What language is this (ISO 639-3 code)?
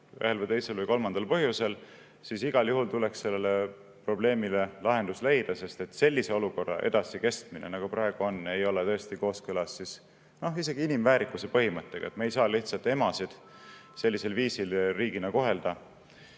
est